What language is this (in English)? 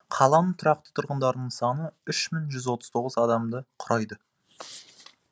Kazakh